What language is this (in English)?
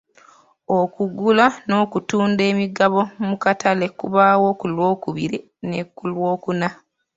Ganda